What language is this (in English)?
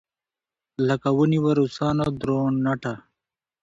Pashto